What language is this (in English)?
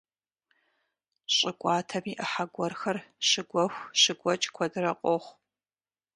Kabardian